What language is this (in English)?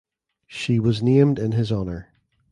English